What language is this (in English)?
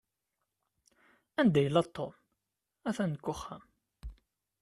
Kabyle